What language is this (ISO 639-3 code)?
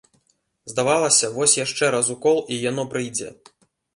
bel